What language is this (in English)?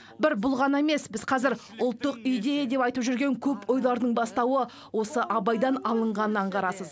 Kazakh